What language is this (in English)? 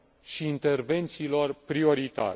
Romanian